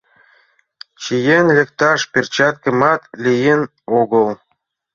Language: Mari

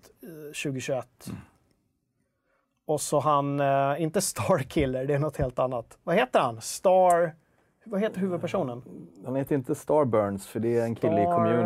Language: Swedish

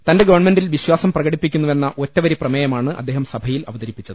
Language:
Malayalam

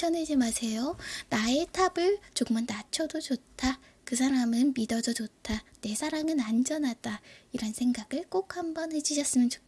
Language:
Korean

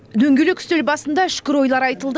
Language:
Kazakh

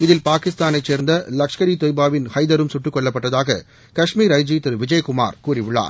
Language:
Tamil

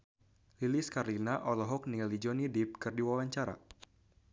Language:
Sundanese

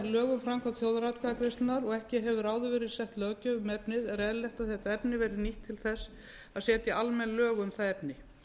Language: Icelandic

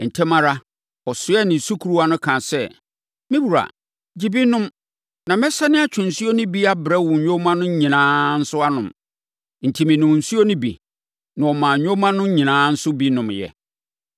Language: Akan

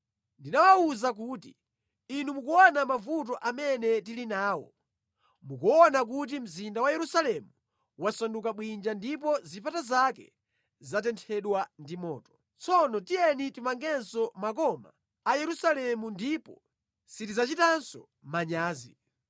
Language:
Nyanja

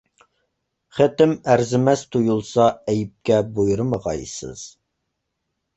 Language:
Uyghur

